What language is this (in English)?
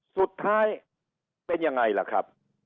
Thai